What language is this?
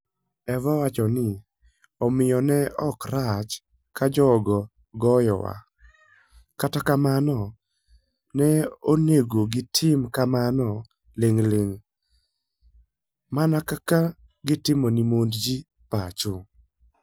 Luo (Kenya and Tanzania)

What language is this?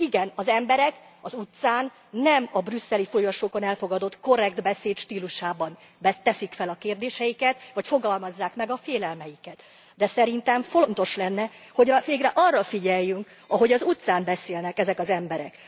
Hungarian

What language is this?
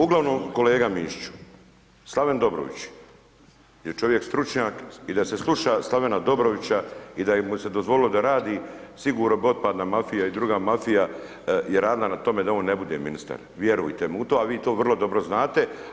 Croatian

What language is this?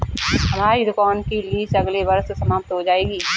Hindi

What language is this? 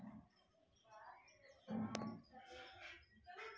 Maithili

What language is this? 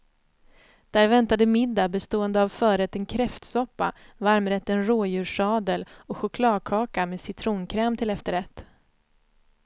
Swedish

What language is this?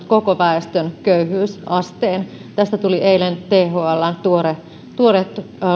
Finnish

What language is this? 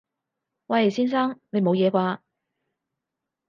Cantonese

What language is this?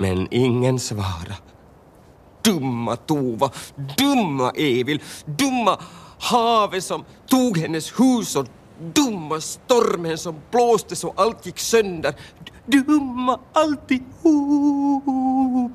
Swedish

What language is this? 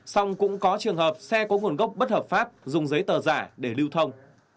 Vietnamese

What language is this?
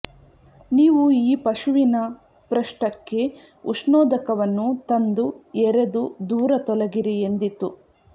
Kannada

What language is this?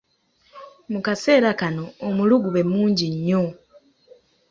Ganda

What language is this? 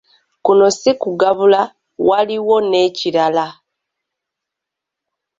Ganda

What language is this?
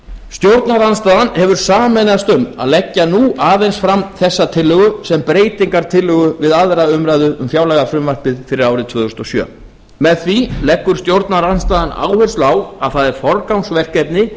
Icelandic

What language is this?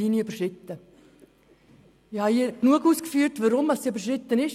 Swiss German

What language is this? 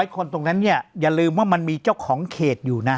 Thai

